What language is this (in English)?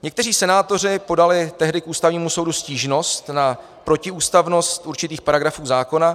Czech